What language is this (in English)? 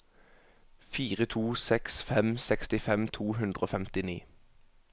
Norwegian